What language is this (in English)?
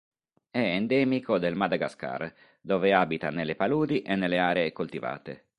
Italian